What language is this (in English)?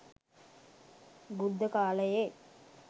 Sinhala